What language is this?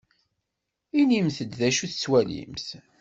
Kabyle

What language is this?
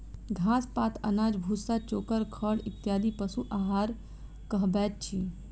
Maithili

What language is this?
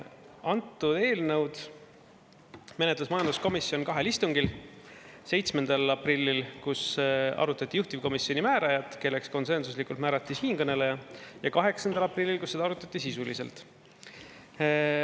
Estonian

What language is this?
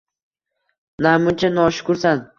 Uzbek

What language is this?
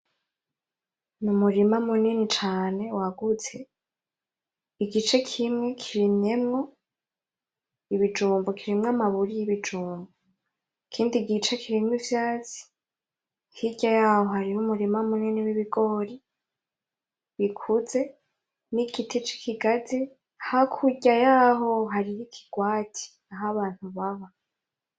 Rundi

